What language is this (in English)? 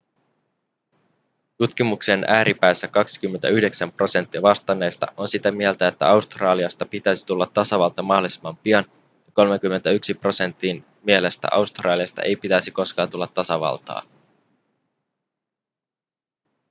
Finnish